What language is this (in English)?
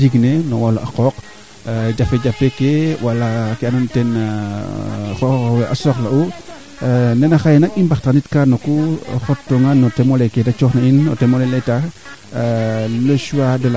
Serer